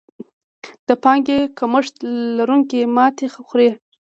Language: Pashto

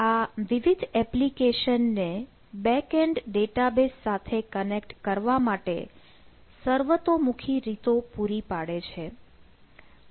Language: Gujarati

